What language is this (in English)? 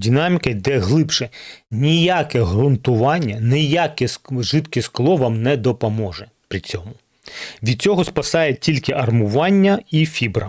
Ukrainian